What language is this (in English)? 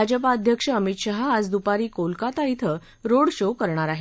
Marathi